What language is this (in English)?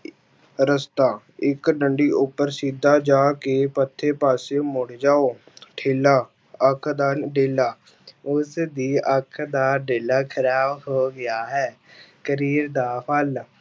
Punjabi